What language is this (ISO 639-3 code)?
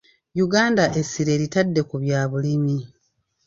lug